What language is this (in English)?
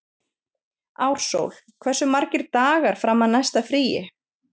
Icelandic